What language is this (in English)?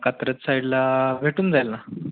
Marathi